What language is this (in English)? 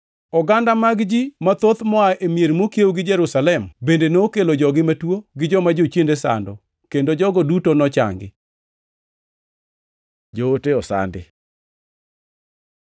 Luo (Kenya and Tanzania)